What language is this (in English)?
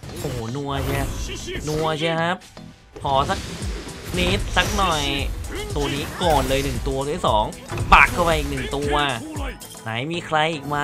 Thai